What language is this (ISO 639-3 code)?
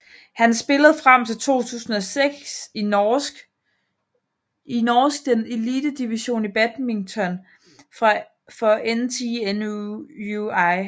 dan